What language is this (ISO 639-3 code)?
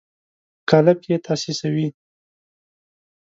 pus